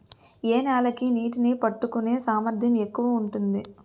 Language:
Telugu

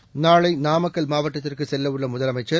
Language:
Tamil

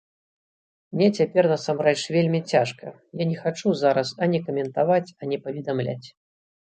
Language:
Belarusian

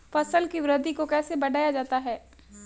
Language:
Hindi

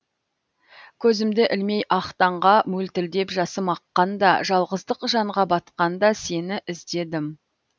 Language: Kazakh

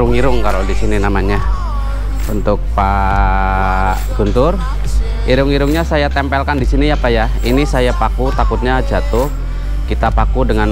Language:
Indonesian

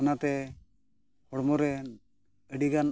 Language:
Santali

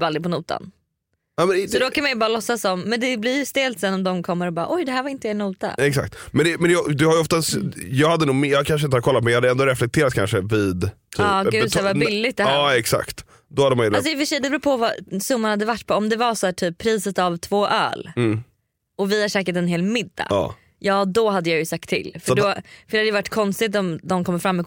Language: Swedish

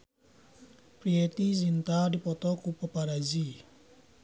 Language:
Sundanese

